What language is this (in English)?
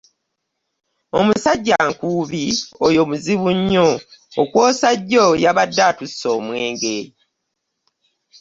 Ganda